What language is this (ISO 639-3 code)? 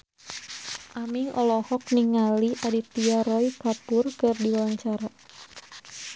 sun